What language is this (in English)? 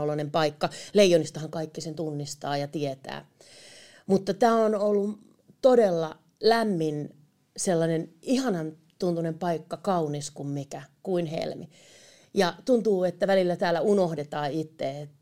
Finnish